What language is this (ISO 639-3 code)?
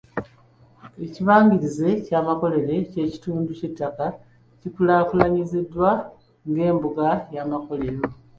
lug